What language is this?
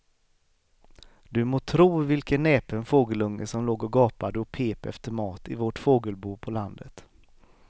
Swedish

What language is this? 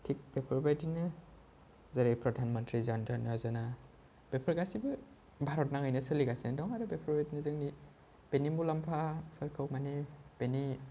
Bodo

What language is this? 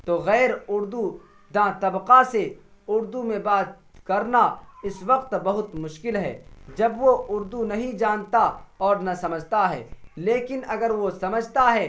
Urdu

